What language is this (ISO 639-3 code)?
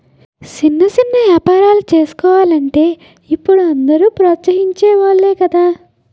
tel